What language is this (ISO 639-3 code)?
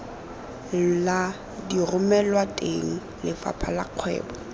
tsn